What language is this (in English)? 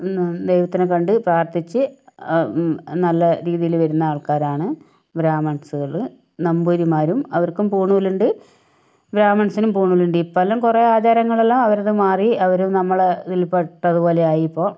Malayalam